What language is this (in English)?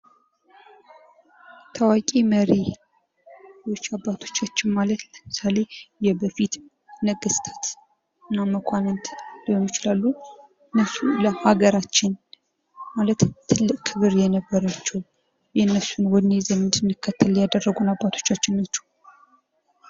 Amharic